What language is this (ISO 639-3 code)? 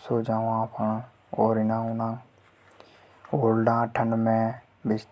hoj